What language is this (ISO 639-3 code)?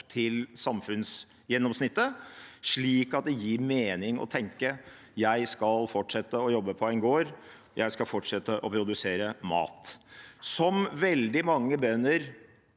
nor